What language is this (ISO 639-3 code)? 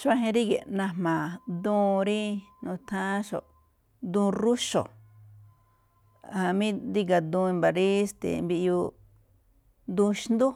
tcf